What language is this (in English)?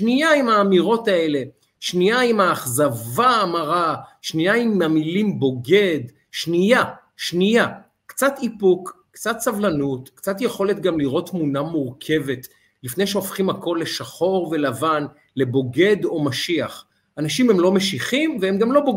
Hebrew